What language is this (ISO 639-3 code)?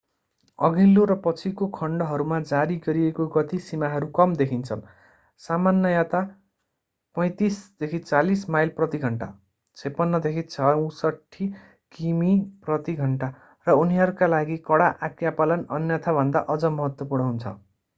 nep